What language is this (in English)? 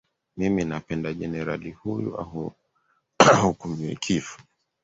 Swahili